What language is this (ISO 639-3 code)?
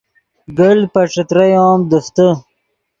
ydg